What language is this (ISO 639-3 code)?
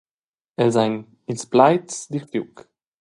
roh